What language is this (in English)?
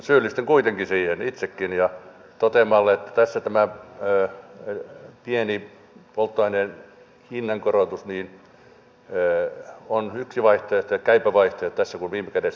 Finnish